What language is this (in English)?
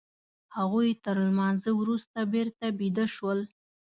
Pashto